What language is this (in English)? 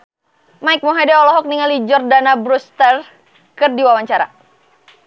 Sundanese